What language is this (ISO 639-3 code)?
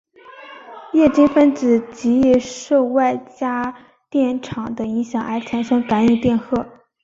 zho